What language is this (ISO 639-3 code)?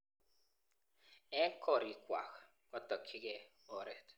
kln